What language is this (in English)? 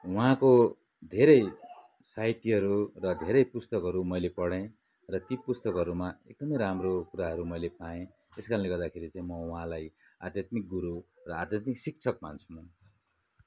Nepali